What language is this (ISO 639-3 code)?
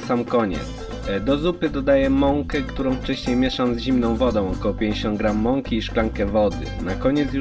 pol